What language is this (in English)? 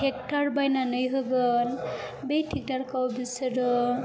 Bodo